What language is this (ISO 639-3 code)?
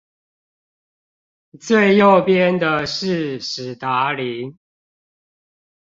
zho